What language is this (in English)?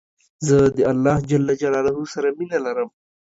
Pashto